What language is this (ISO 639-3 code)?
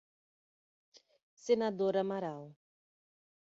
por